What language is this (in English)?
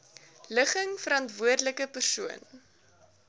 Afrikaans